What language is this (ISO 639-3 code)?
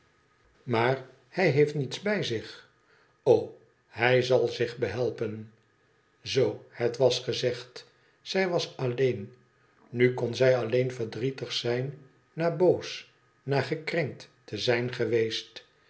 nld